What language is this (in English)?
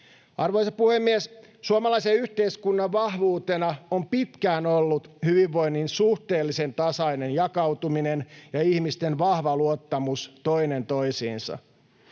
Finnish